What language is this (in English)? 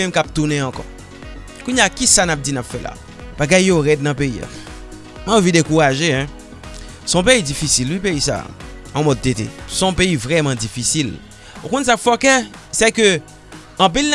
French